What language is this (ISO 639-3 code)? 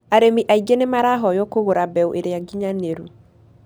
kik